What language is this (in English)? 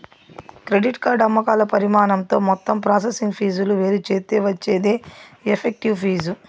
Telugu